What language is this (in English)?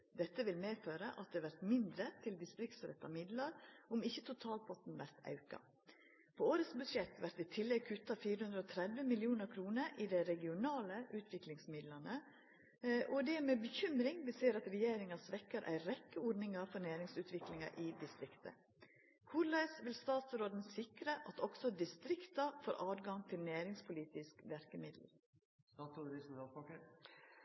Norwegian Nynorsk